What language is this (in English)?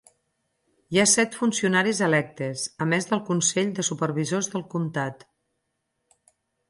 Catalan